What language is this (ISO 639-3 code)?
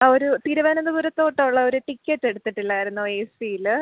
mal